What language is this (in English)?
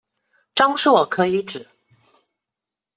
Chinese